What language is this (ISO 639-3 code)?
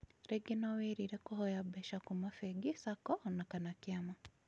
kik